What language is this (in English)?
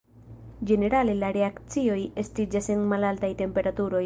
Esperanto